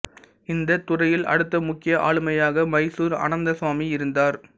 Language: Tamil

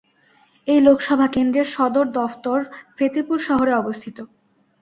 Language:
Bangla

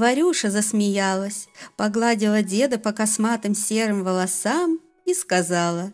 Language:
Russian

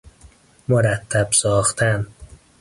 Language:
Persian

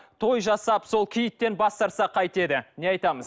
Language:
Kazakh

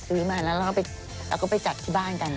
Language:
Thai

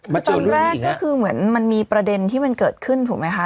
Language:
Thai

